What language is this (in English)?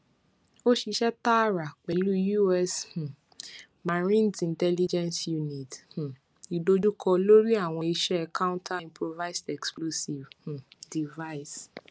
Yoruba